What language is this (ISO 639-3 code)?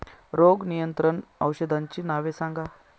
mar